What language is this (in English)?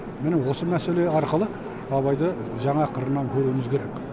Kazakh